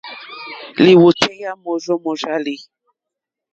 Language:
Mokpwe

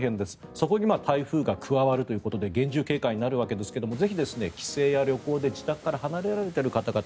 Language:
Japanese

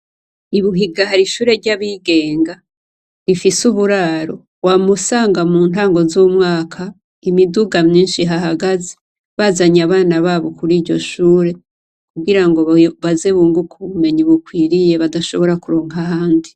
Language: Rundi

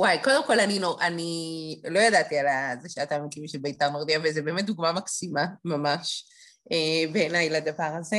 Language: Hebrew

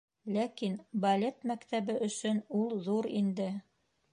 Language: Bashkir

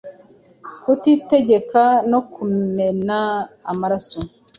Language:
Kinyarwanda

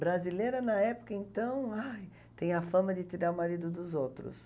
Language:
Portuguese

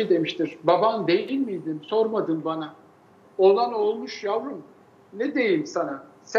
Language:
Turkish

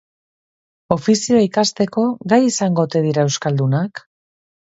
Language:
Basque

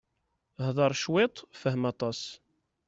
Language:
Kabyle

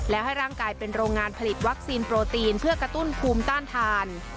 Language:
Thai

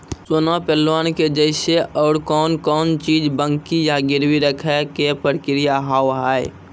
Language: Maithili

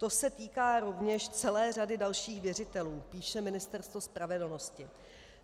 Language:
Czech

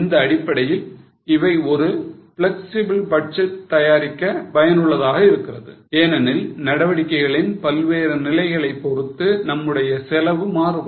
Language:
Tamil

